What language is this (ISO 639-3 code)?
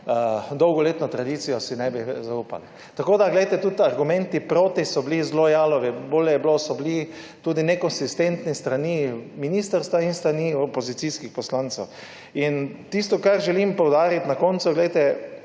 slv